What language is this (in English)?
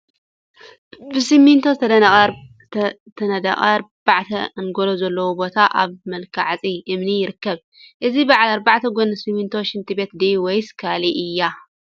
Tigrinya